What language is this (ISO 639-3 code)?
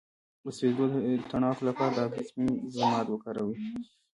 pus